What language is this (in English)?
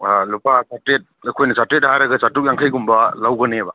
Manipuri